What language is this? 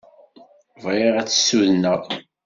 Kabyle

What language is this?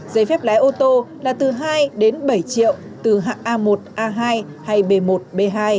Vietnamese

